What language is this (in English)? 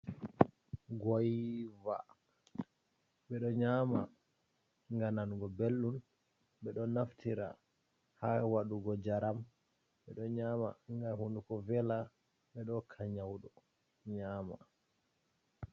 Fula